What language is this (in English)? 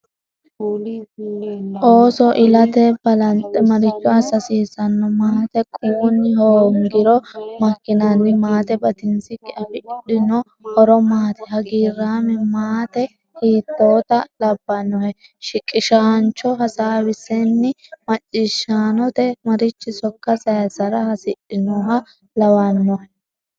Sidamo